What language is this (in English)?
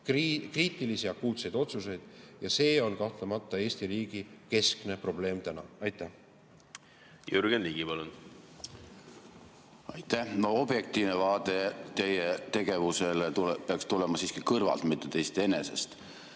Estonian